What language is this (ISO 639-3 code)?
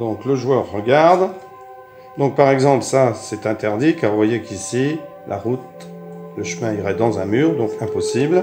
fra